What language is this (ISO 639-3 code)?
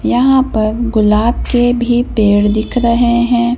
hin